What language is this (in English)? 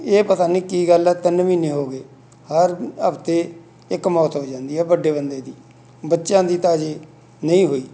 Punjabi